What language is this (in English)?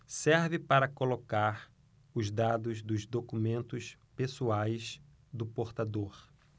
Portuguese